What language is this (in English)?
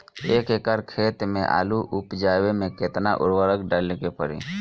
Bhojpuri